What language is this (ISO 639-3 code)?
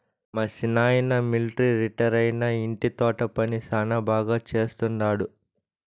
tel